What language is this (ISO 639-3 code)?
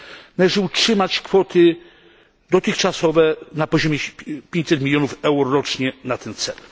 pol